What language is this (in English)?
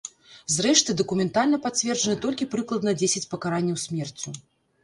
Belarusian